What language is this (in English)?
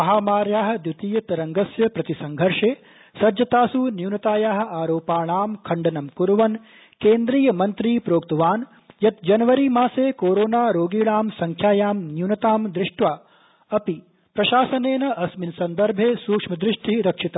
Sanskrit